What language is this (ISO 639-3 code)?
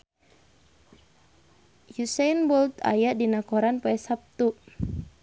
sun